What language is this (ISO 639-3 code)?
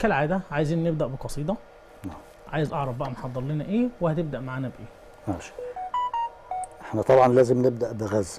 ara